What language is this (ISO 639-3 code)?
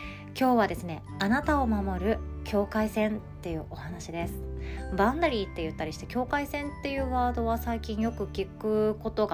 jpn